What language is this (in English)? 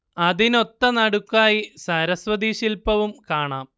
Malayalam